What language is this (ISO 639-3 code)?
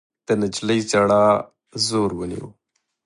pus